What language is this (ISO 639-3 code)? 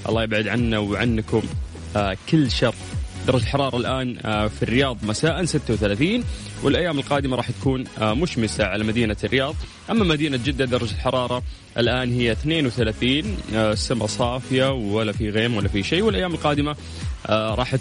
ara